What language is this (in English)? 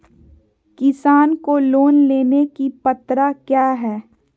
Magahi